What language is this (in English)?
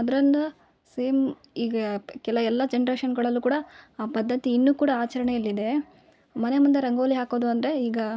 Kannada